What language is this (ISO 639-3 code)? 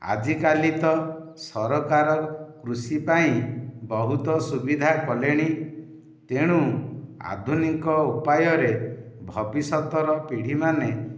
ori